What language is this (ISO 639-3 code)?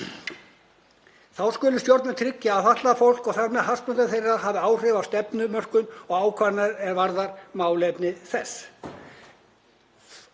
isl